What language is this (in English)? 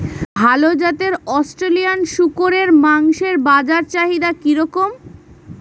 Bangla